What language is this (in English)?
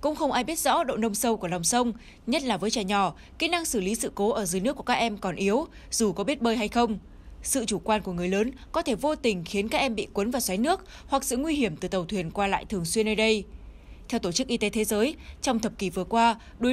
Vietnamese